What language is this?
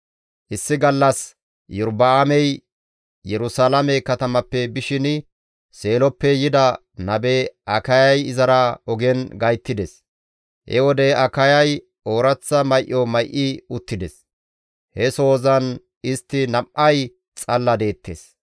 Gamo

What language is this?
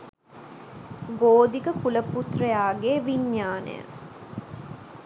Sinhala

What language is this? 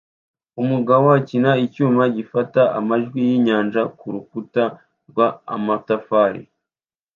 Kinyarwanda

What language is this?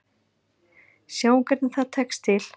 Icelandic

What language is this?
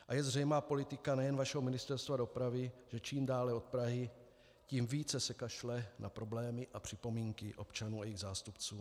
Czech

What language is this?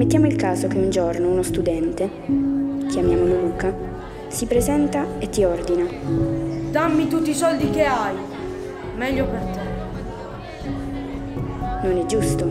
Italian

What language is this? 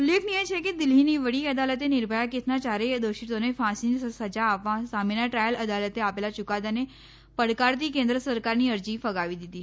Gujarati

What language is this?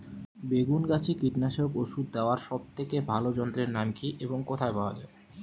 Bangla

